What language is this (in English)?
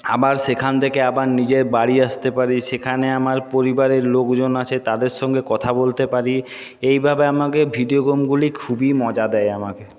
Bangla